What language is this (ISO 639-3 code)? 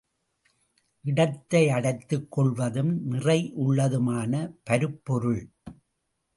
tam